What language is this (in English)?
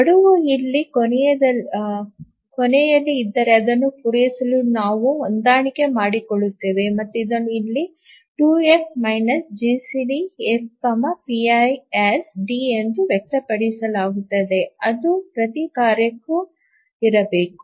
Kannada